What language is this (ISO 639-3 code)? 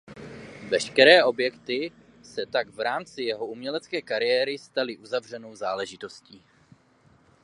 ces